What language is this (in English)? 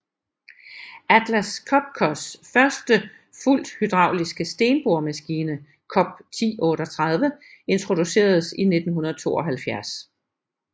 Danish